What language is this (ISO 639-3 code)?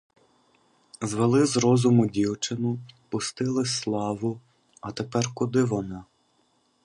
ukr